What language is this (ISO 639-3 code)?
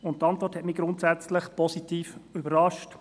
gsw